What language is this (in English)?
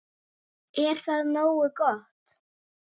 Icelandic